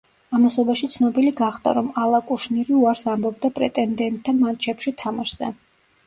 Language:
Georgian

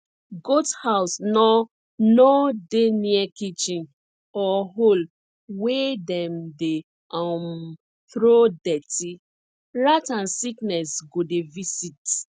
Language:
Nigerian Pidgin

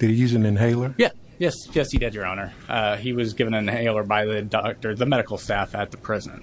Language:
English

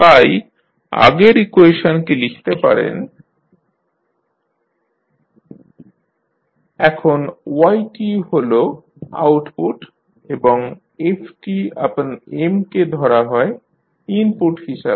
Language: Bangla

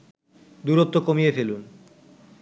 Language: Bangla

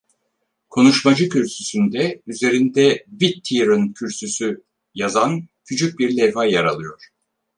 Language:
Turkish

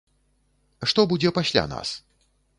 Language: Belarusian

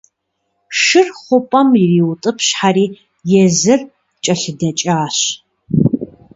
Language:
Kabardian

